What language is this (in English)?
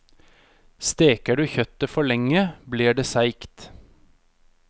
Norwegian